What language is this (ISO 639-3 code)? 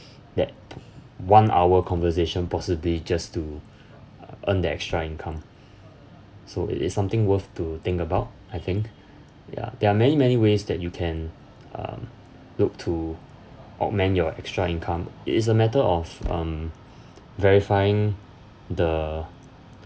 eng